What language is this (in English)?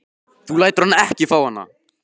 Icelandic